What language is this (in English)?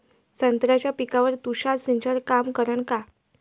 Marathi